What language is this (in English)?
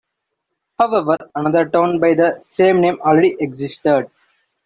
English